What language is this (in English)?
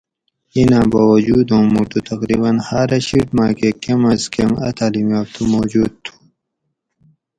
Gawri